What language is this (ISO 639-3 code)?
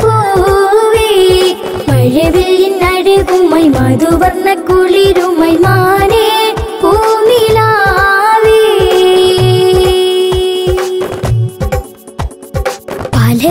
mal